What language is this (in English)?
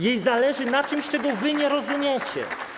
Polish